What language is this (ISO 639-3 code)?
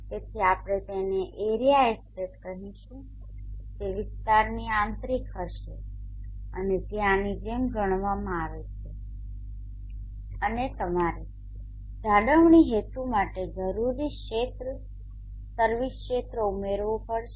guj